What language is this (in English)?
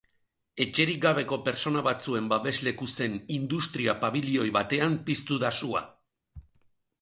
Basque